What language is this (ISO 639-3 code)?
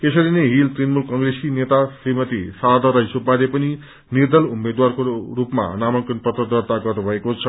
nep